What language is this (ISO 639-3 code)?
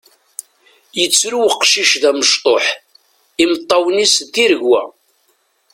kab